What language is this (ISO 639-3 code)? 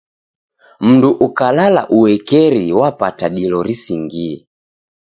dav